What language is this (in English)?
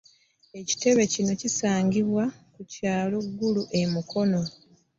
Ganda